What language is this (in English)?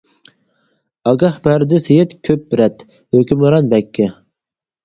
Uyghur